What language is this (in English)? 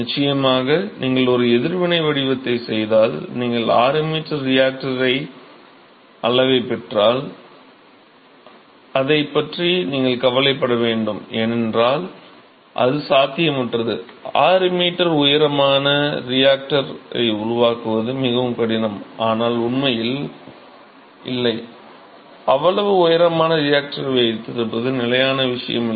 Tamil